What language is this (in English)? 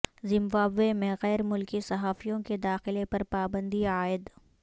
Urdu